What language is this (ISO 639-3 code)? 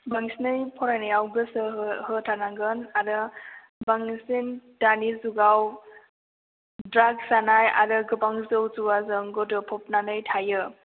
brx